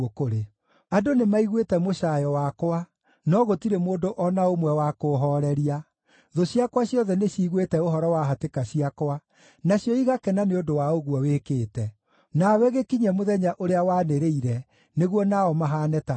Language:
Kikuyu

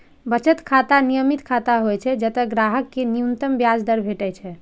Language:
Maithili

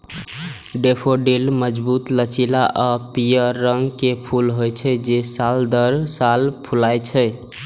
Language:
Maithili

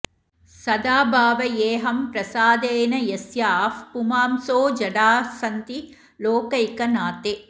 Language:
Sanskrit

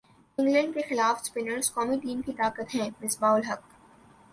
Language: Urdu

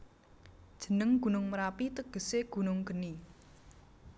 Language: Javanese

